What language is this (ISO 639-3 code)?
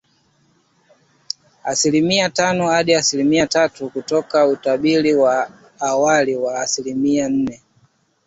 swa